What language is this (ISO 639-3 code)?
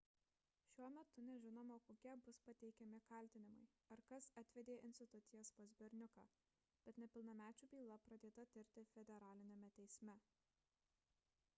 lit